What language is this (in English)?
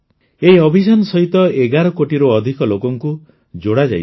Odia